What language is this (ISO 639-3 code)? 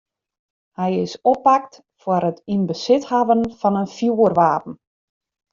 fry